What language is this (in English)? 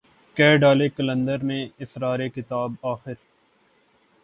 Urdu